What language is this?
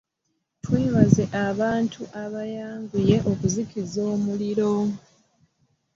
Ganda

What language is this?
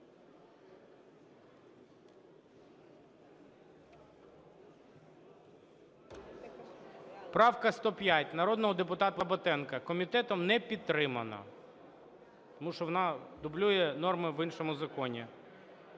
Ukrainian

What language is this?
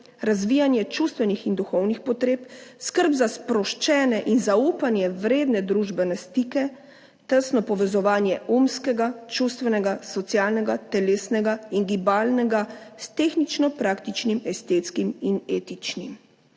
Slovenian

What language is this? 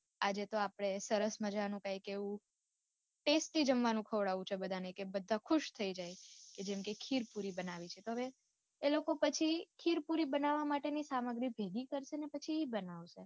Gujarati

